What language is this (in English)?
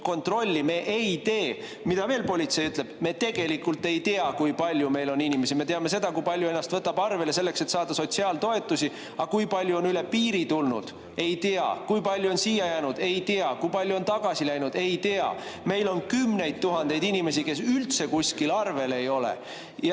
Estonian